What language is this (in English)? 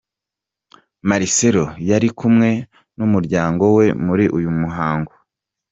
Kinyarwanda